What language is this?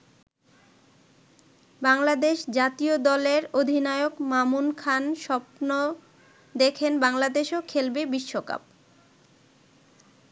Bangla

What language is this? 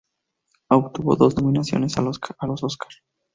Spanish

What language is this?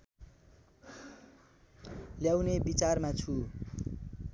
Nepali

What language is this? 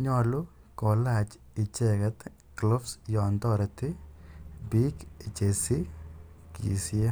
Kalenjin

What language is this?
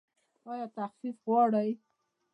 Pashto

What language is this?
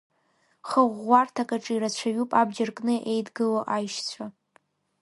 Abkhazian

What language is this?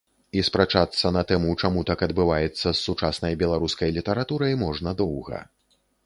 Belarusian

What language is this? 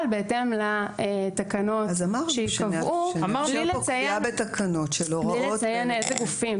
Hebrew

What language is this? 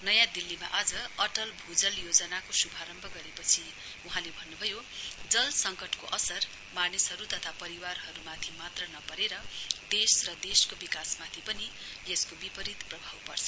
Nepali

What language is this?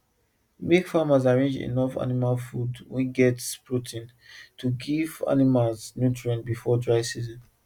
Nigerian Pidgin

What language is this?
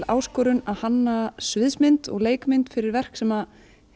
Icelandic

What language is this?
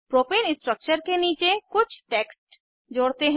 Hindi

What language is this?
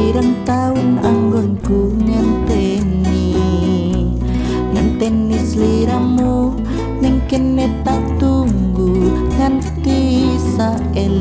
Indonesian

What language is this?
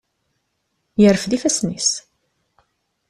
Kabyle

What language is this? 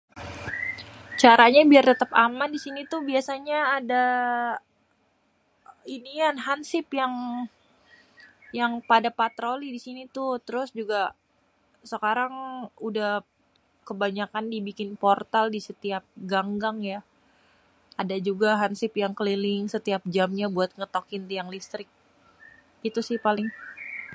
Betawi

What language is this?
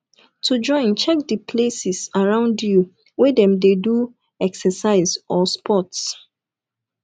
Nigerian Pidgin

